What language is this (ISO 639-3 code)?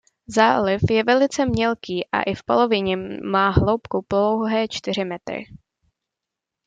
ces